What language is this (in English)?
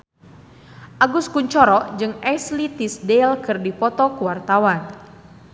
Sundanese